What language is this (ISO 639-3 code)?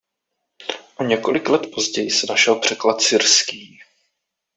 ces